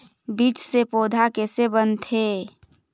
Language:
Chhattisgarhi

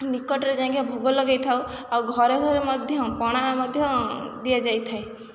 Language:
Odia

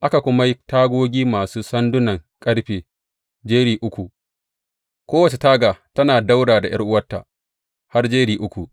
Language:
Hausa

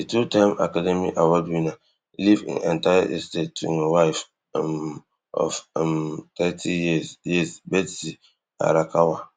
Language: Nigerian Pidgin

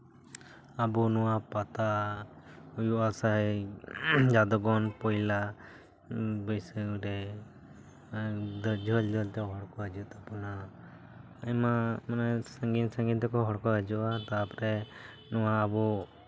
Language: Santali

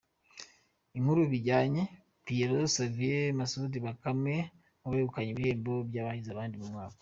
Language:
Kinyarwanda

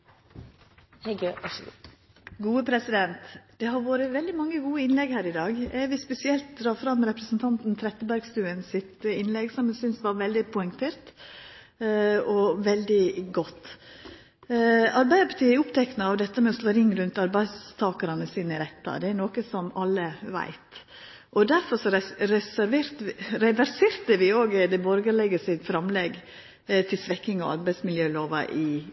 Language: Norwegian Nynorsk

